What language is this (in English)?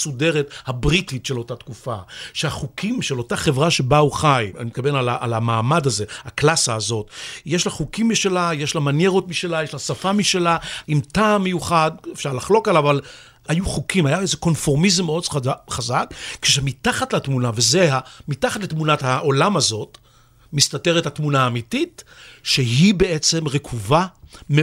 Hebrew